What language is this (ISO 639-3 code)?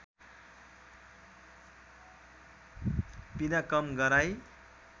nep